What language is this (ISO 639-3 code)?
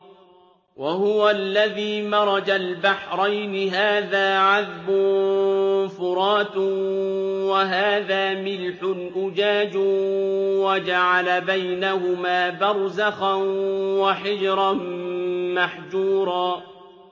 ara